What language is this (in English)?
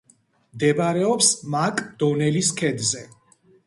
Georgian